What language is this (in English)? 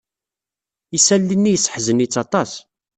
Kabyle